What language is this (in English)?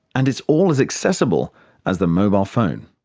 English